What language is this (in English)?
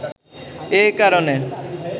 Bangla